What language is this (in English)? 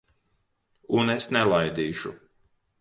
Latvian